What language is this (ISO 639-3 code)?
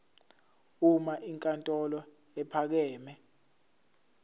zul